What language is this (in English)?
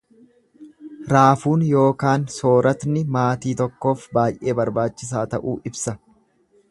Oromo